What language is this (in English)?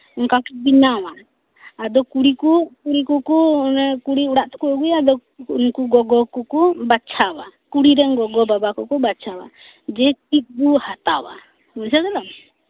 Santali